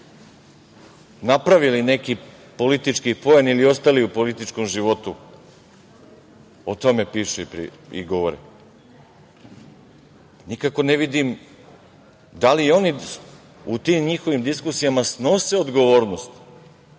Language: Serbian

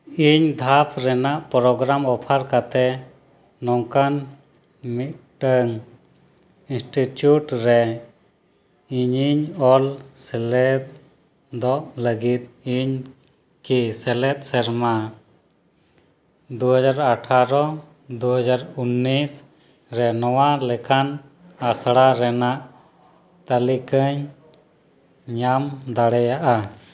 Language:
Santali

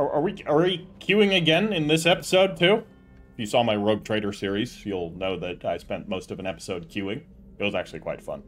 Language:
English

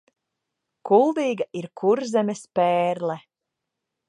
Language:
Latvian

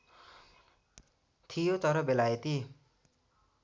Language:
Nepali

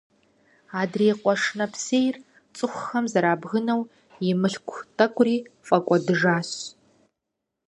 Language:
Kabardian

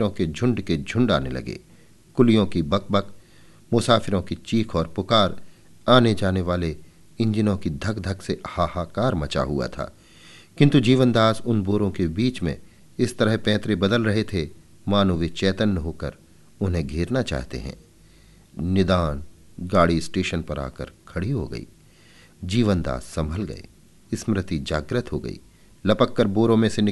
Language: Hindi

